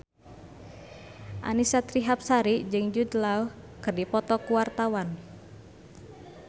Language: Sundanese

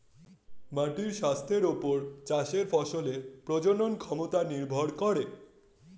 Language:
Bangla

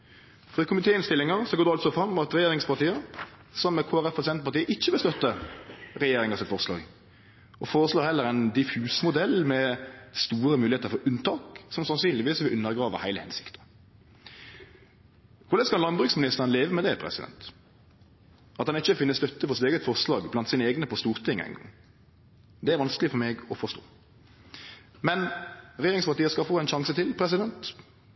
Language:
Norwegian Nynorsk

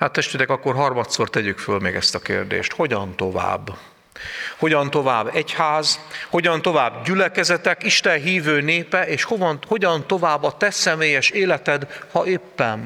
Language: Hungarian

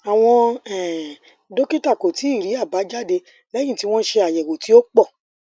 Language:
Yoruba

